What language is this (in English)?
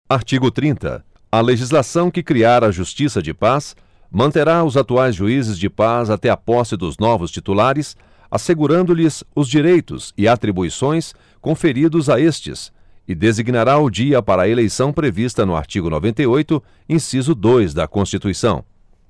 Portuguese